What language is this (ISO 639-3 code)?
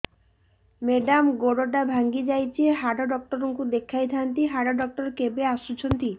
ori